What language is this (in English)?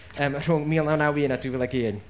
Welsh